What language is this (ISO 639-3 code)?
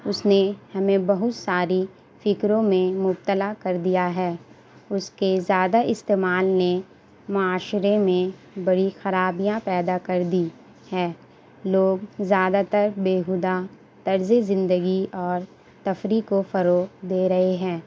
urd